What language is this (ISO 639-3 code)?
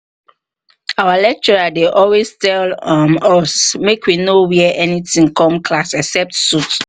pcm